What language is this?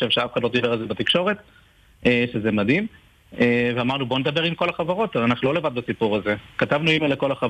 Hebrew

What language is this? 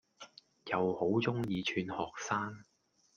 Cantonese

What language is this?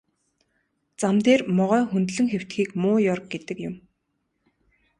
Mongolian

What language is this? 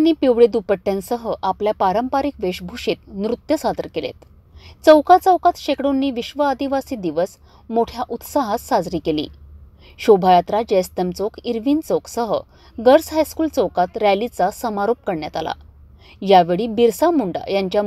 Marathi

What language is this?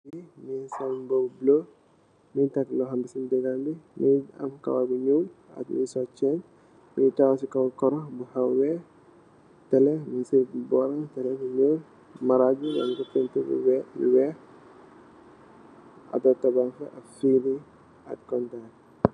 Wolof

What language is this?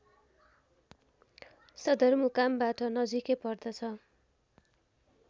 Nepali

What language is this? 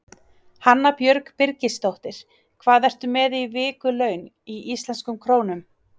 Icelandic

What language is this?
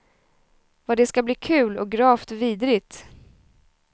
Swedish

